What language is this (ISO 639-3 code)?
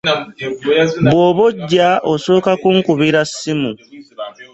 lug